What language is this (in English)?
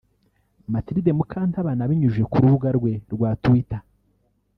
Kinyarwanda